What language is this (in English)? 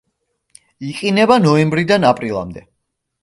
Georgian